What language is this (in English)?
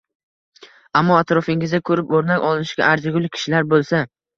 Uzbek